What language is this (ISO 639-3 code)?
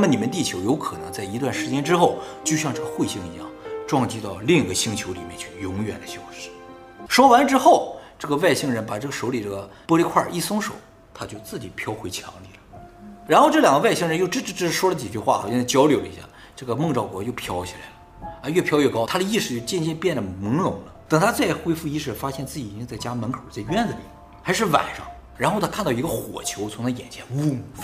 zho